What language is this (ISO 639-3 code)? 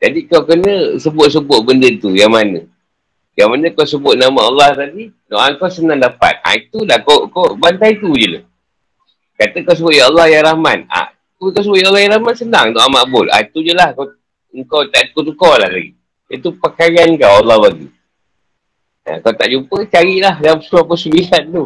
msa